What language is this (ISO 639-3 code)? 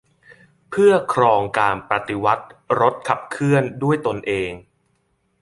tha